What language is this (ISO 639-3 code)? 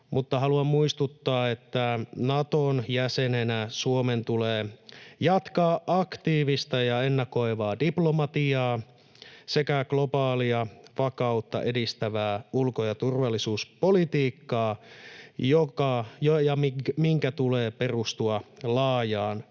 fin